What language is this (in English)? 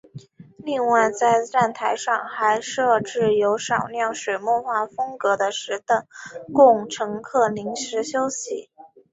Chinese